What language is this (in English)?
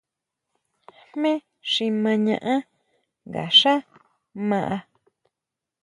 Huautla Mazatec